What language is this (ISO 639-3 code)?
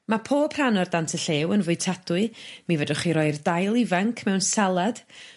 cym